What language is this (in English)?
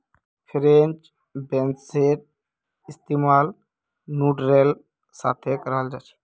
Magahi